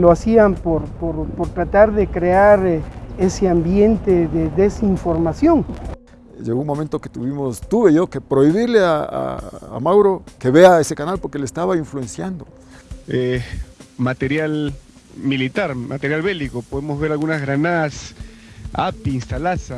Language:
Spanish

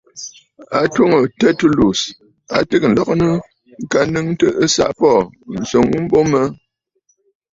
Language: Bafut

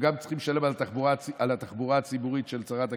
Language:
Hebrew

